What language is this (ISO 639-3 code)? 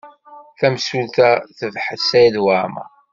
kab